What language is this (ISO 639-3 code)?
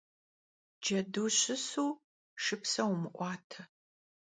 kbd